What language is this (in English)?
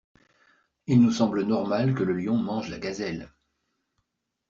French